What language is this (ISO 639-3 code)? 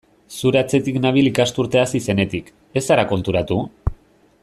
eus